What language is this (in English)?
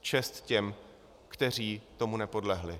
Czech